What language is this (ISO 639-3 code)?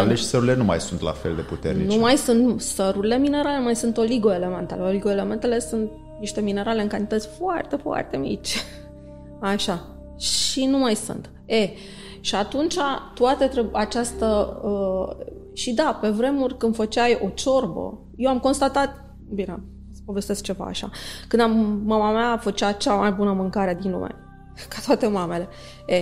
ron